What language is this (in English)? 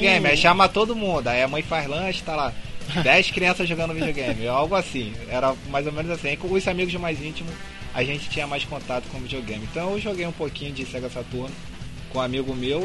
Portuguese